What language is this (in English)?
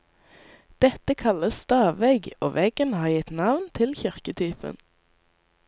Norwegian